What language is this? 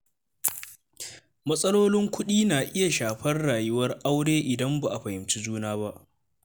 Hausa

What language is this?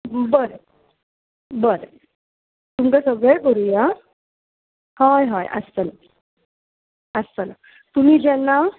Konkani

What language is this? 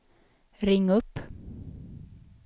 Swedish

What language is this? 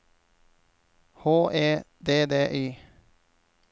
Norwegian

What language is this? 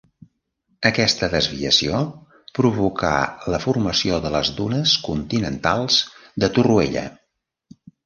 Catalan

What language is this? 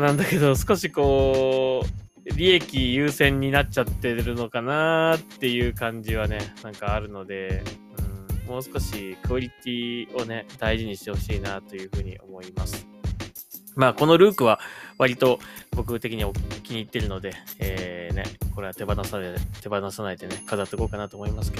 Japanese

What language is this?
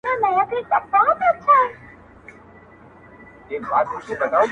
Pashto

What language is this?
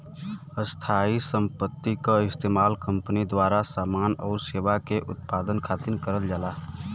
Bhojpuri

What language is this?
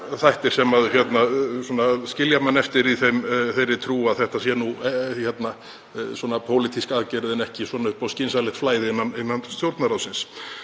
Icelandic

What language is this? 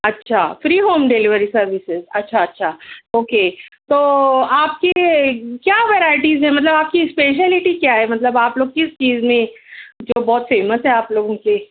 Urdu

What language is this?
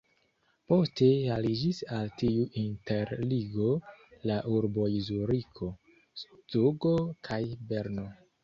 Esperanto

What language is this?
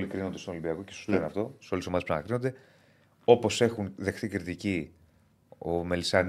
Greek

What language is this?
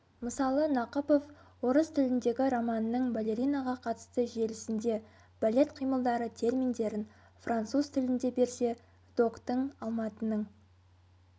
Kazakh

